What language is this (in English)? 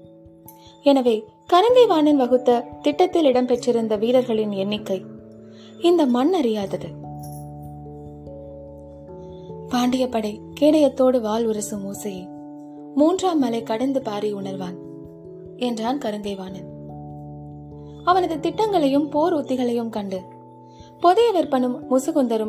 Tamil